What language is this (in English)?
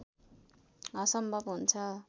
Nepali